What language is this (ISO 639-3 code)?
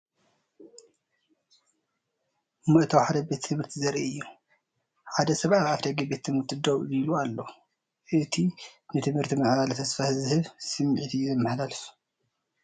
tir